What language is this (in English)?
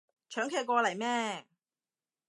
Cantonese